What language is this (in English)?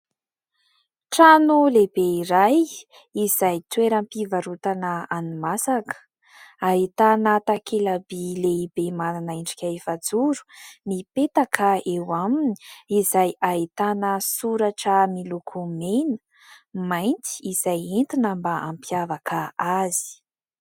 Malagasy